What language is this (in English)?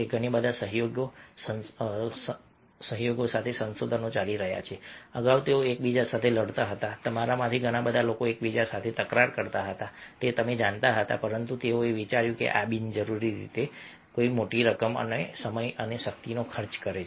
Gujarati